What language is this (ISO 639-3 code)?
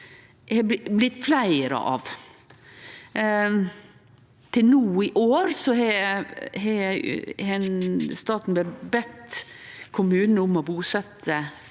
nor